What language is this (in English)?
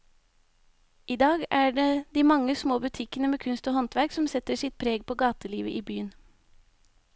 Norwegian